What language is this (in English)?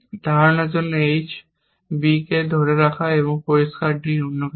Bangla